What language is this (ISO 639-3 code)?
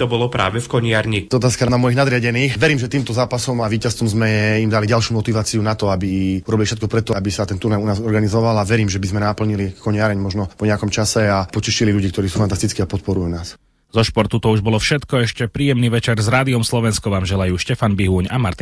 slk